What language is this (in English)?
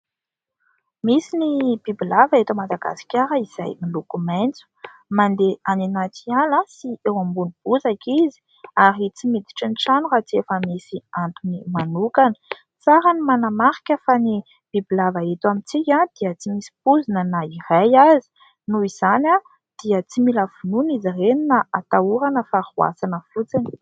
Malagasy